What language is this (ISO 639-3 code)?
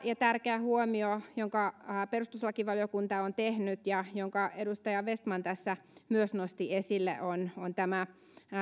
fin